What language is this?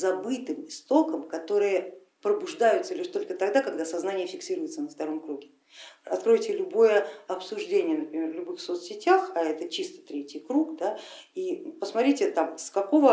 Russian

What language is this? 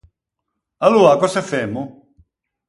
Ligurian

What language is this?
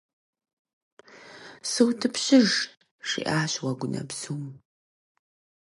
Kabardian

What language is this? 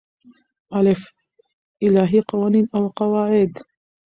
Pashto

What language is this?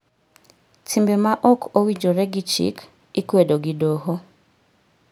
Luo (Kenya and Tanzania)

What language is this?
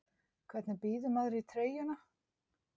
Icelandic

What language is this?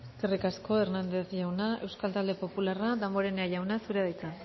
Basque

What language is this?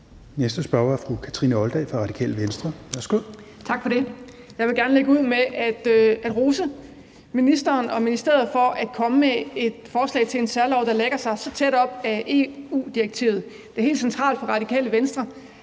Danish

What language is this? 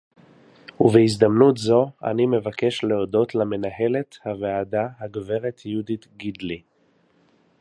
Hebrew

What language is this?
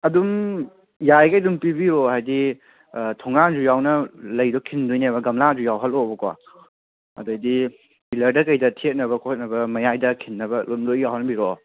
Manipuri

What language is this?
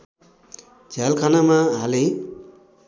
Nepali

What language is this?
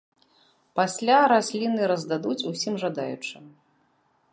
Belarusian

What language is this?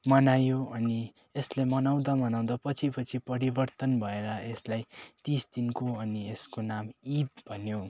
Nepali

